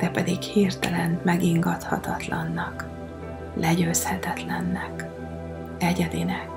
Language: Hungarian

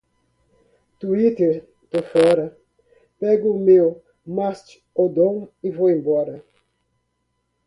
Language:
Portuguese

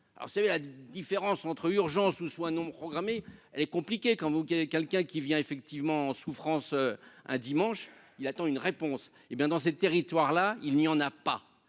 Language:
French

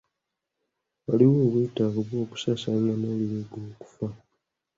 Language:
Ganda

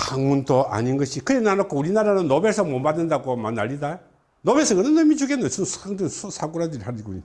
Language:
Korean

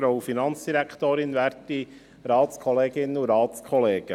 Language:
Swiss German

